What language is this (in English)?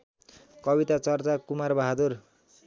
Nepali